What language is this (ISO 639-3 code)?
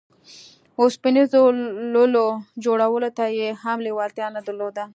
pus